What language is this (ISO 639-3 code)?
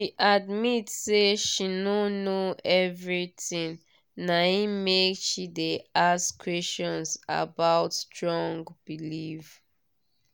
pcm